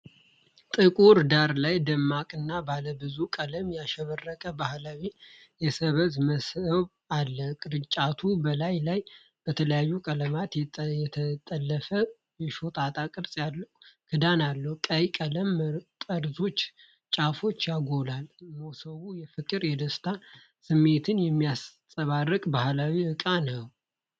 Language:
Amharic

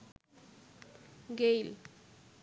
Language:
Bangla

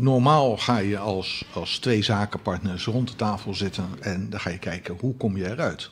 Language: Dutch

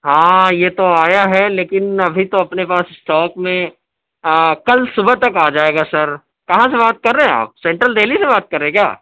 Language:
Urdu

